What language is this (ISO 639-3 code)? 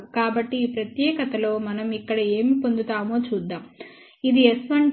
tel